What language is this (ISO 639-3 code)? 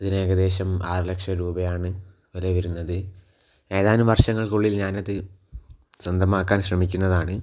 mal